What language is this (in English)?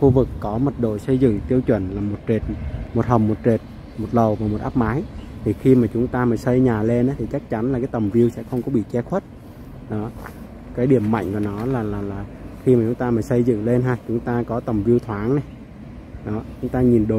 Vietnamese